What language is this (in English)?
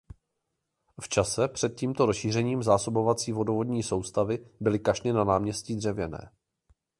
Czech